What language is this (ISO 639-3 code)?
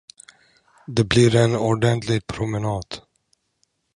swe